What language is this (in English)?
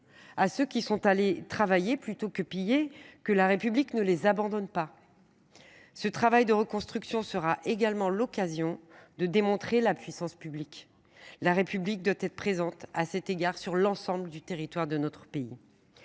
French